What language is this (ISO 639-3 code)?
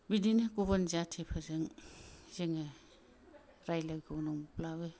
brx